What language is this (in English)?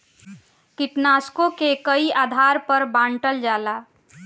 Bhojpuri